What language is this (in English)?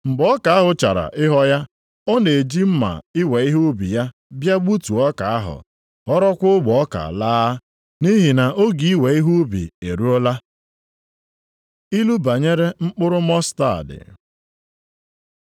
Igbo